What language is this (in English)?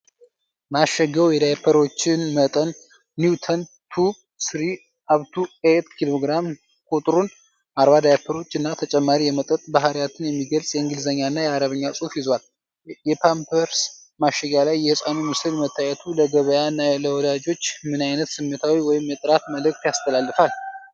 Amharic